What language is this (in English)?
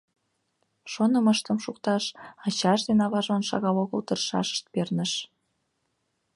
Mari